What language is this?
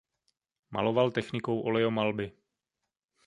Czech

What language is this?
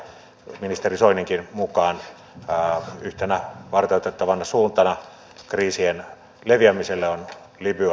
Finnish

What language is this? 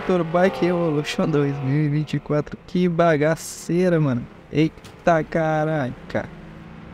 Portuguese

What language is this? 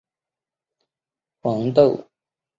Chinese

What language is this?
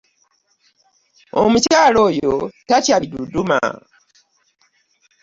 Ganda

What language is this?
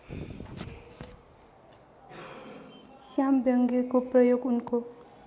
Nepali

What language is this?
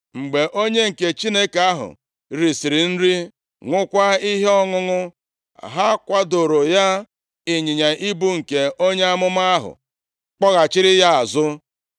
Igbo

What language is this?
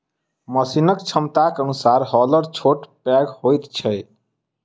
Maithili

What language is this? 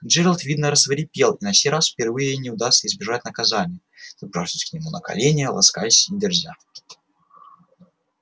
Russian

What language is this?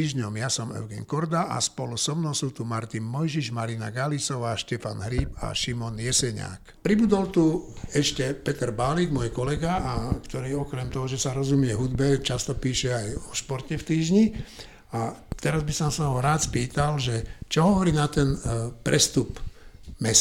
Slovak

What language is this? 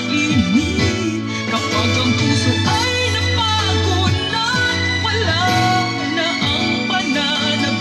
Filipino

